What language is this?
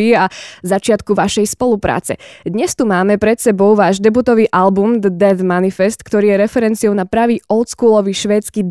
Slovak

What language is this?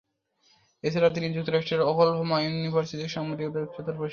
Bangla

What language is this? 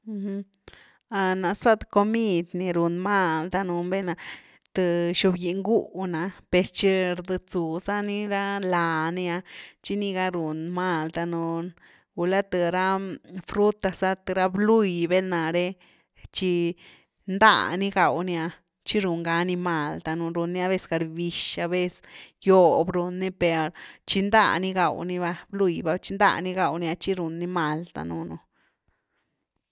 Güilá Zapotec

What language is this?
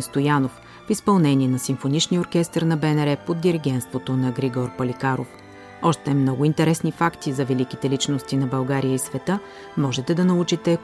Bulgarian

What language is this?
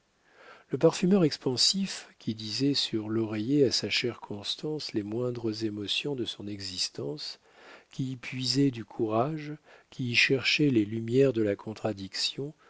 French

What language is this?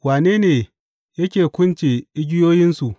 Hausa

